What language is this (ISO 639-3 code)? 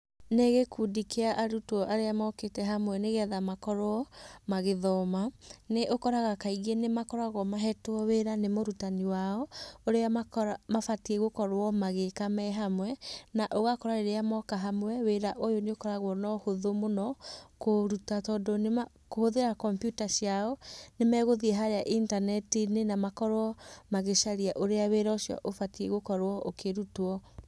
kik